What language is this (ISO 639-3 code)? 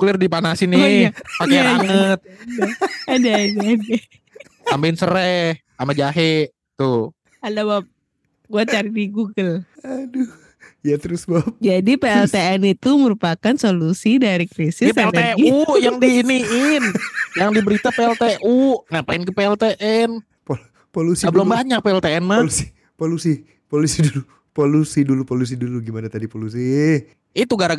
ind